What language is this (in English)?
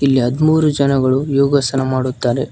Kannada